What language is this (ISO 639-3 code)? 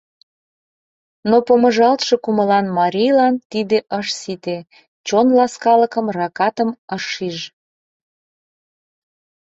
chm